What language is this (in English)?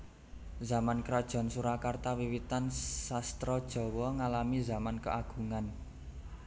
Javanese